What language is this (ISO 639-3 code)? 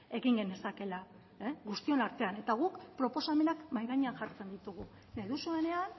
eus